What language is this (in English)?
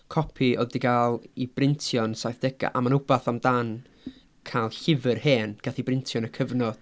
Welsh